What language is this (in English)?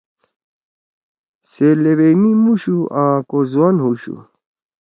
Torwali